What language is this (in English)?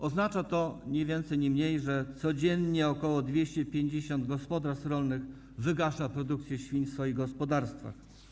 Polish